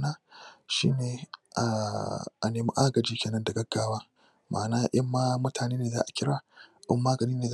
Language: Hausa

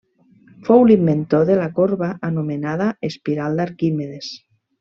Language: Catalan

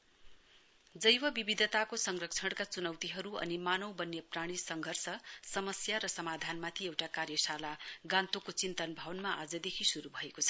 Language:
Nepali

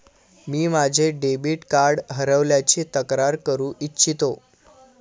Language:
Marathi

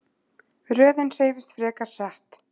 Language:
Icelandic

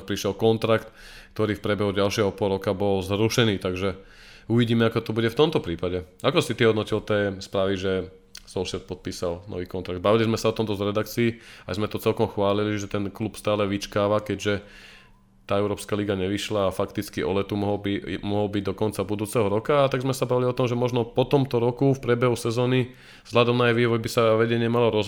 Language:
Slovak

